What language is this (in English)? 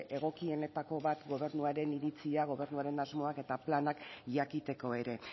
Basque